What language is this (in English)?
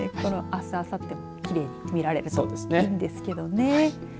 Japanese